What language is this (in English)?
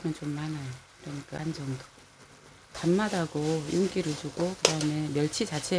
Korean